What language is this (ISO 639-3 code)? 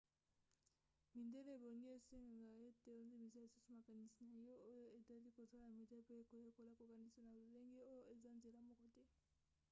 lin